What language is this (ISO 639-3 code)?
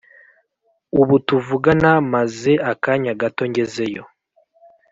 kin